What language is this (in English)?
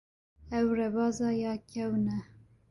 Kurdish